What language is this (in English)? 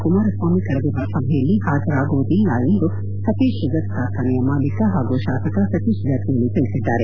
Kannada